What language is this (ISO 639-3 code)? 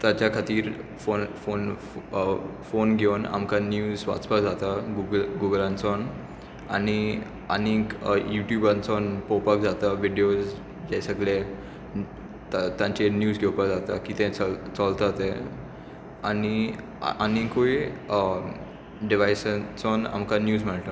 kok